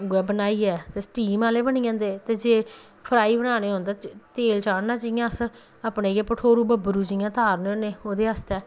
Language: Dogri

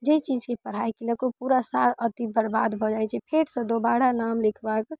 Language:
Maithili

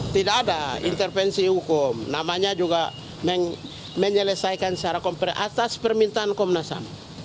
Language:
Indonesian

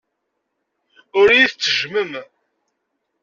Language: Kabyle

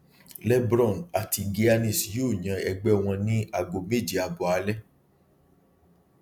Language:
Yoruba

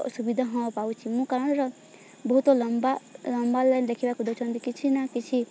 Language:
Odia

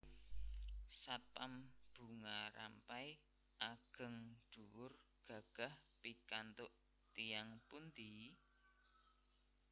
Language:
Javanese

